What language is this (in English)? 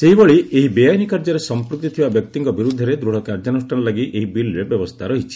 Odia